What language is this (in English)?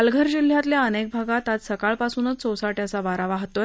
Marathi